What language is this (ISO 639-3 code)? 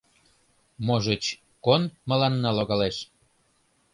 chm